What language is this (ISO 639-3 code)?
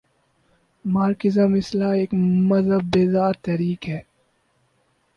urd